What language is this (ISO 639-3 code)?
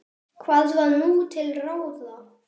isl